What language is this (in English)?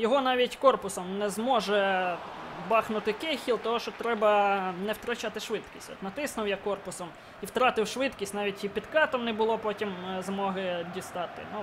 Ukrainian